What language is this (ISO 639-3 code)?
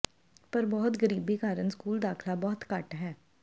pan